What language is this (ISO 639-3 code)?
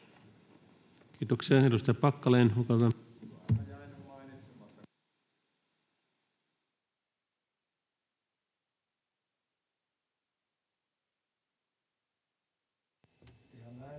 fin